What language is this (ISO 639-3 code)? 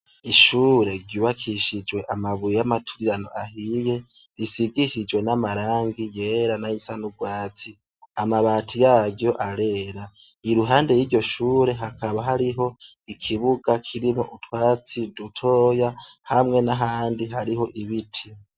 run